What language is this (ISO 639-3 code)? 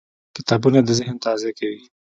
pus